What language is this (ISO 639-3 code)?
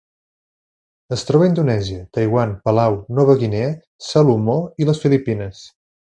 cat